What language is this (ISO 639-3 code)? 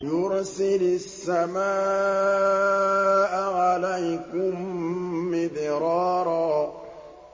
ara